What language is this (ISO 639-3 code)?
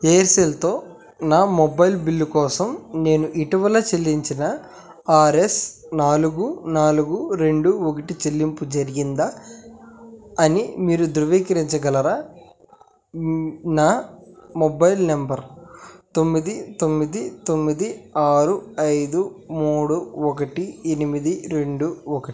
tel